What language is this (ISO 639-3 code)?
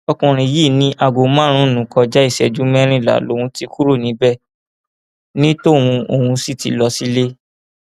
yor